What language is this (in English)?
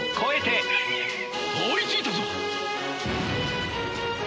Japanese